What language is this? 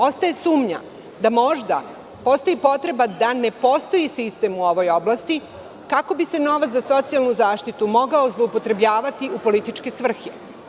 Serbian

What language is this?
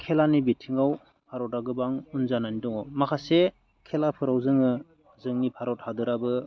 Bodo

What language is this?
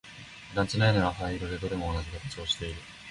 Japanese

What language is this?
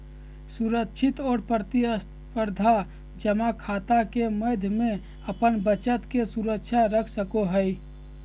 Magahi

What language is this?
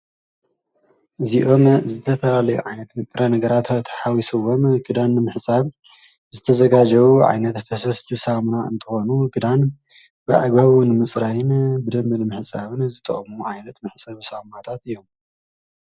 Tigrinya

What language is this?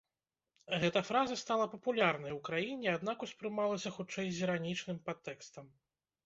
Belarusian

